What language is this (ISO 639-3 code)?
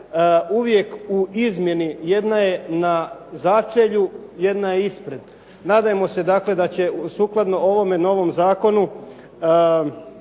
hrv